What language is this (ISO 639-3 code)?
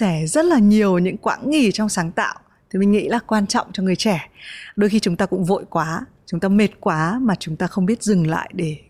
vie